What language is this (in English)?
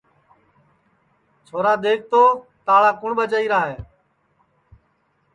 Sansi